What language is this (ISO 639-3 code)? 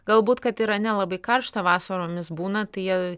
lit